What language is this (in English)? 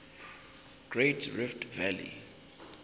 Zulu